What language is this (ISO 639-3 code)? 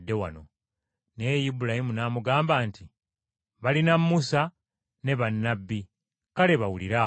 lug